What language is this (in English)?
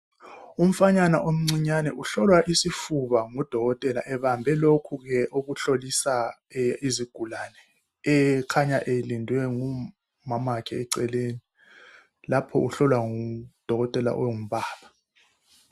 North Ndebele